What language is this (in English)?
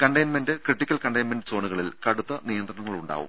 Malayalam